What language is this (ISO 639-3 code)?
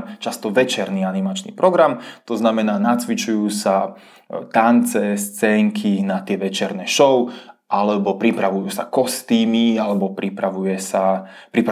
ces